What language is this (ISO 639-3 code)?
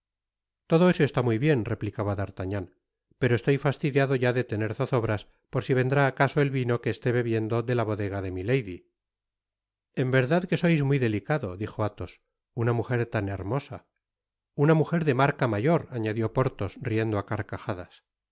spa